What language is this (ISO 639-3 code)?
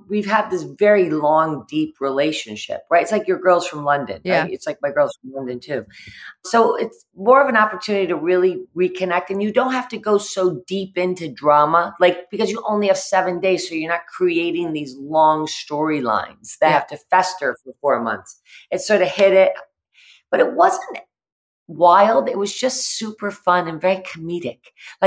eng